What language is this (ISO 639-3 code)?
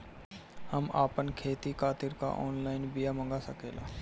bho